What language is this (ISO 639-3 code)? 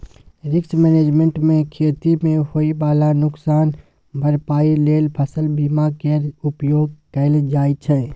mai